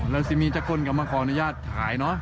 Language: Thai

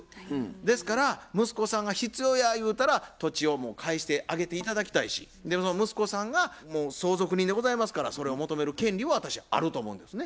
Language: Japanese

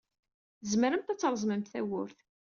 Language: Kabyle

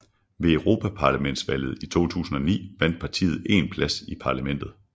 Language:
Danish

